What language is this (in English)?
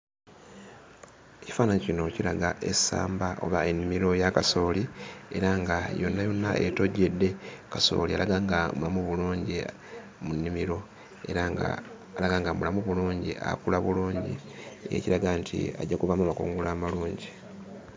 Ganda